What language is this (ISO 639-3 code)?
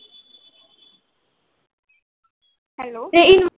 mar